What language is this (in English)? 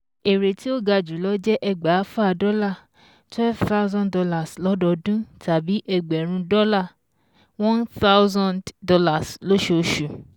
Yoruba